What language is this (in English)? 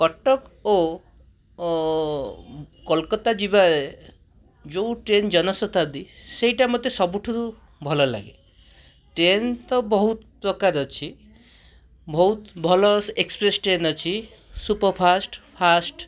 Odia